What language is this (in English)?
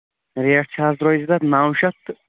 Kashmiri